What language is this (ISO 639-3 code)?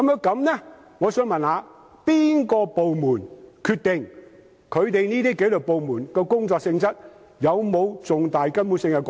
yue